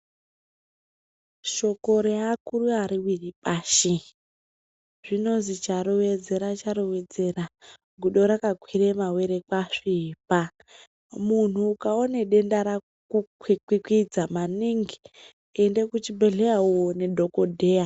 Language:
Ndau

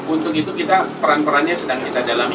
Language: Indonesian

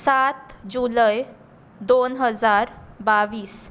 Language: Konkani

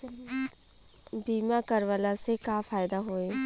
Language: Bhojpuri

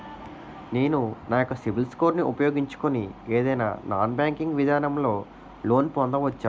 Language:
Telugu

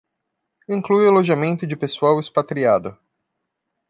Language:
Portuguese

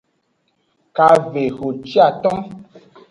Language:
Aja (Benin)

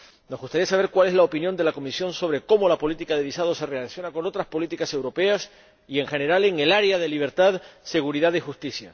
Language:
Spanish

